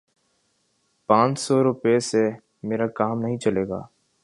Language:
Urdu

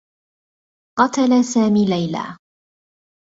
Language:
Arabic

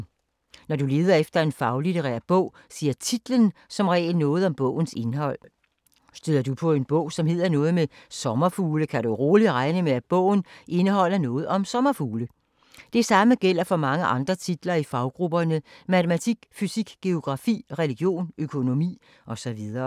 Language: Danish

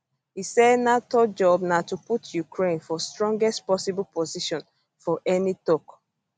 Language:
Nigerian Pidgin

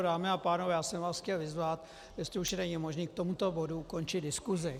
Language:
Czech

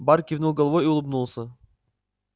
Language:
Russian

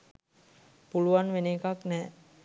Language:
Sinhala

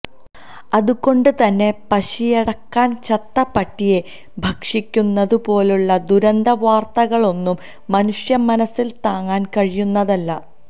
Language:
Malayalam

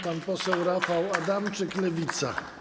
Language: Polish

